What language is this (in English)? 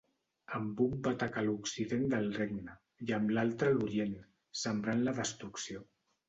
Catalan